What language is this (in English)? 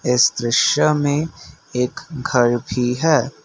Hindi